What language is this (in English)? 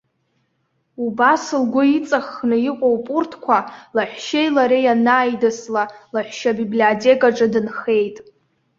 Abkhazian